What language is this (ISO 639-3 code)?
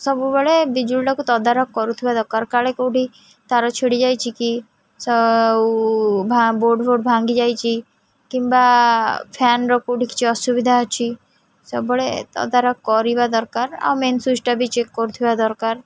ori